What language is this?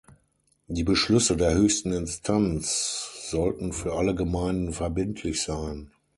German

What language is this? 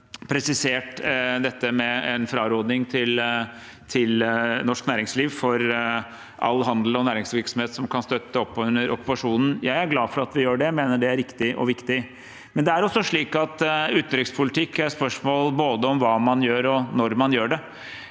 Norwegian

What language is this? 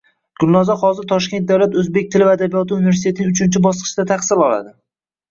Uzbek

